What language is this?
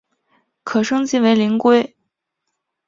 Chinese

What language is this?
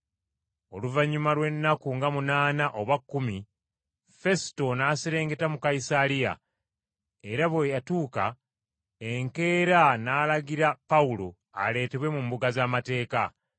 Ganda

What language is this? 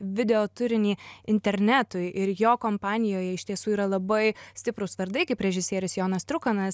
Lithuanian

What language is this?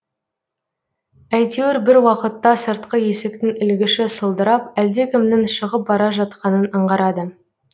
Kazakh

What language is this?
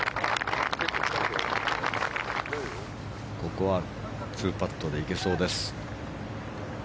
Japanese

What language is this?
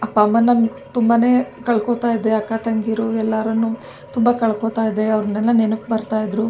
Kannada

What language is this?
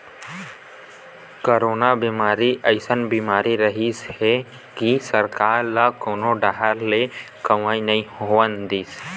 Chhattisgarhi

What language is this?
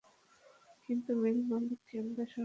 Bangla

